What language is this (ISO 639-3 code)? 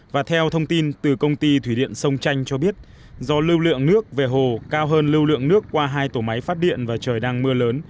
vie